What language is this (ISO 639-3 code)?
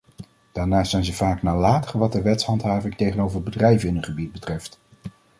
nld